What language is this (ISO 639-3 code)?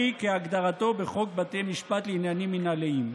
heb